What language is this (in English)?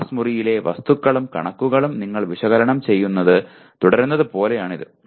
Malayalam